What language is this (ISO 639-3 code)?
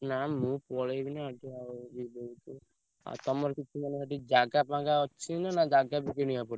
ori